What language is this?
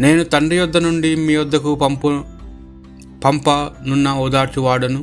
Telugu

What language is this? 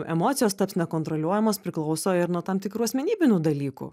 Lithuanian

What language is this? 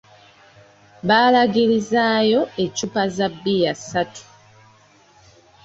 Ganda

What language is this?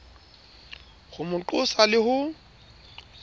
Southern Sotho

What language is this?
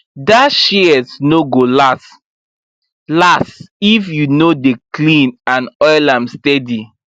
Nigerian Pidgin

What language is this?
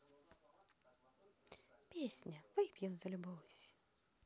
Russian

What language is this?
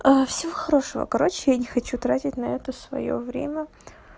Russian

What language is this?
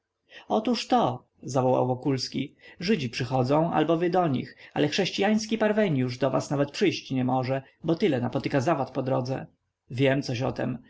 Polish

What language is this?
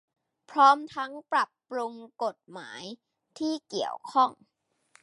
Thai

